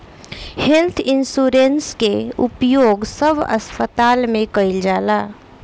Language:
Bhojpuri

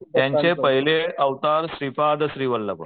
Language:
Marathi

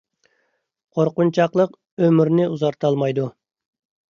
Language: Uyghur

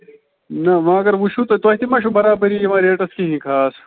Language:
Kashmiri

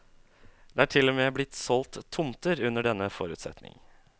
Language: Norwegian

